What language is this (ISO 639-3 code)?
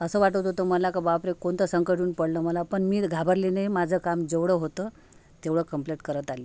mar